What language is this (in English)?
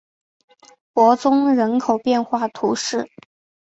Chinese